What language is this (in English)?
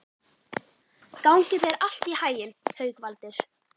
Icelandic